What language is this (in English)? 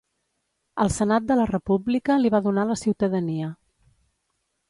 Catalan